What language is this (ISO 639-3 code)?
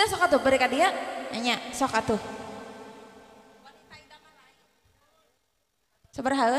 ind